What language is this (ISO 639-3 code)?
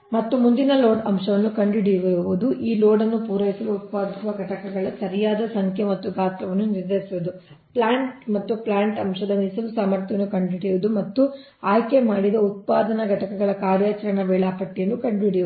kan